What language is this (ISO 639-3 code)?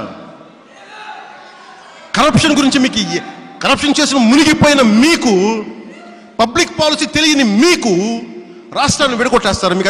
tur